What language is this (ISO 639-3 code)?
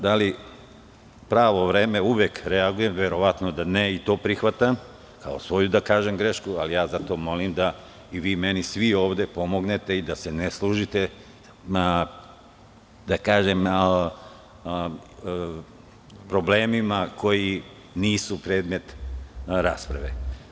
srp